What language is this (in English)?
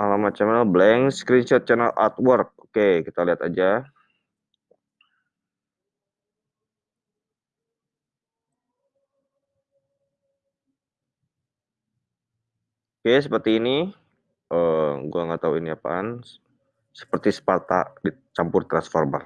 Indonesian